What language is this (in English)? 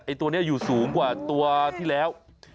Thai